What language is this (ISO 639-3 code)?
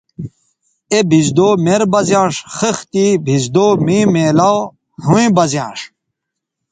btv